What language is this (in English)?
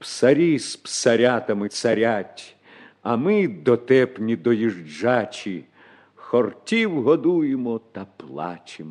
Ukrainian